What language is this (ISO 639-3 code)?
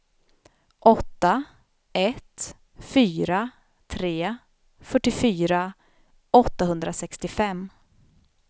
swe